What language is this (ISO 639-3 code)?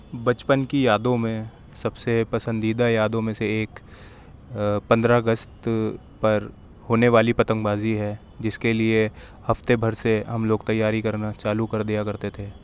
urd